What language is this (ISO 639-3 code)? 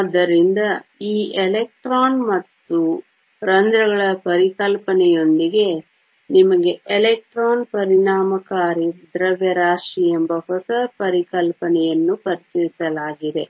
kan